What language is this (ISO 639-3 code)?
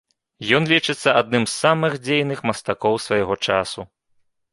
bel